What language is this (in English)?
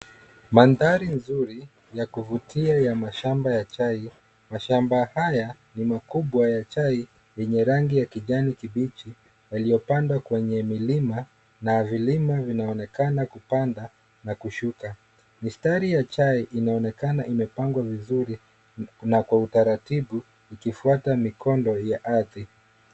Swahili